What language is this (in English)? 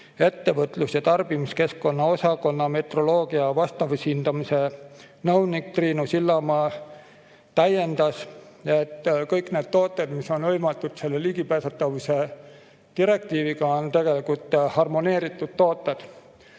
Estonian